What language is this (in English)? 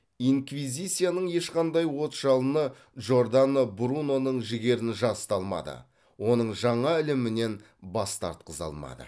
Kazakh